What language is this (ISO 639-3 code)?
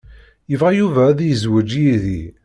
kab